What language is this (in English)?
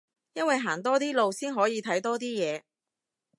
Cantonese